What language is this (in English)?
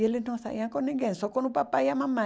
Portuguese